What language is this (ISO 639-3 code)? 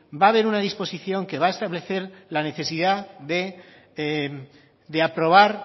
spa